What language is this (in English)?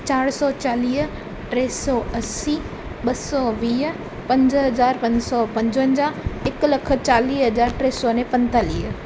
Sindhi